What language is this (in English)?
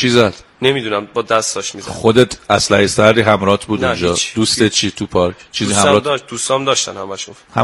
Persian